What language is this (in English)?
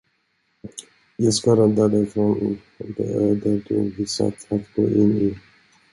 Swedish